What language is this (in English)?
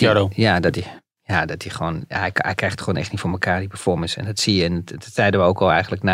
Dutch